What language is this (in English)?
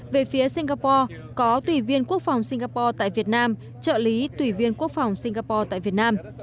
Vietnamese